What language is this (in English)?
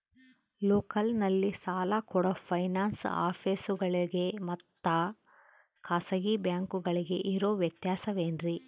Kannada